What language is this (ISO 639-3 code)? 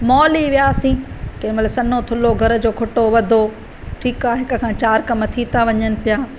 snd